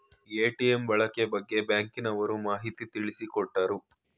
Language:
Kannada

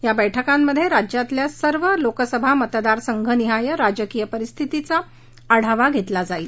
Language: Marathi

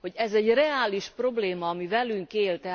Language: Hungarian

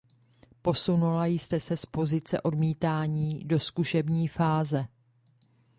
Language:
Czech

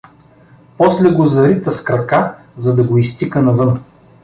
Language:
Bulgarian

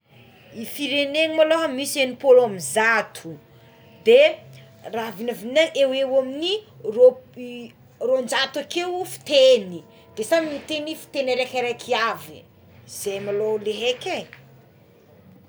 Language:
Tsimihety Malagasy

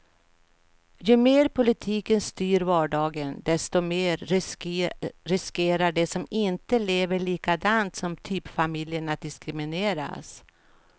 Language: Swedish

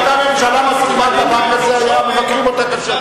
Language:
Hebrew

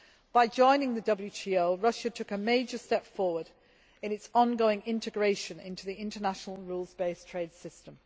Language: English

